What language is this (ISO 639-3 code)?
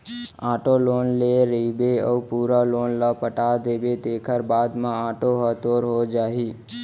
hne